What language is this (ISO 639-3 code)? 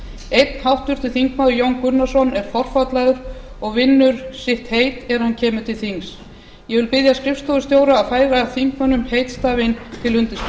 isl